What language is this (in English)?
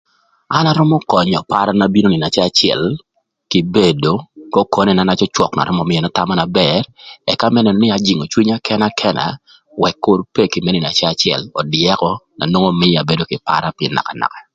Thur